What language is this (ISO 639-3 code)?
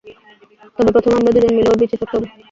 ben